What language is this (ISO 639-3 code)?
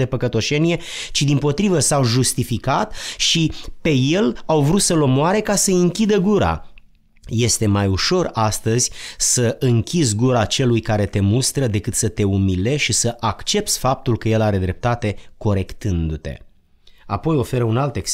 ron